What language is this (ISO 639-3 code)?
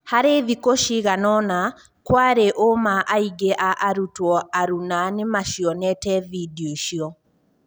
kik